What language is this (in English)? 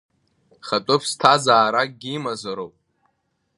Abkhazian